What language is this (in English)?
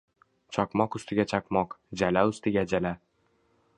Uzbek